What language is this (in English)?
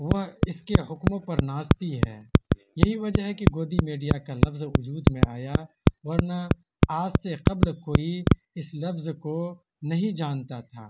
Urdu